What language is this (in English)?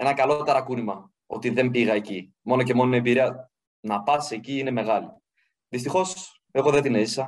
Greek